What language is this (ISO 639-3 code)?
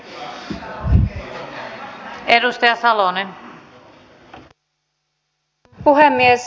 fin